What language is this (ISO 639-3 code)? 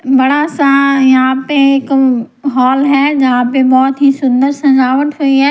hin